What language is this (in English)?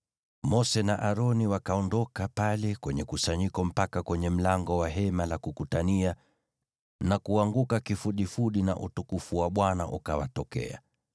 Swahili